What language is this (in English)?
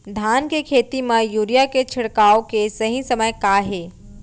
Chhattisgarhi